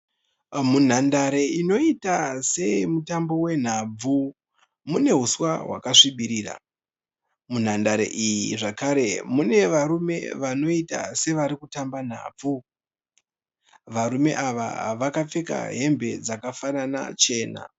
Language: Shona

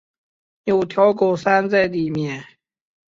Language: Chinese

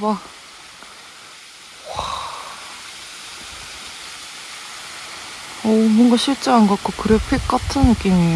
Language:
Korean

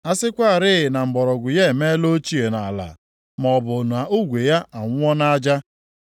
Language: Igbo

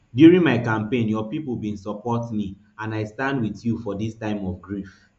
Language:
Nigerian Pidgin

